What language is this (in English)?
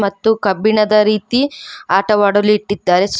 Kannada